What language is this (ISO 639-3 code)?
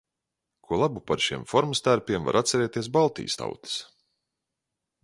lav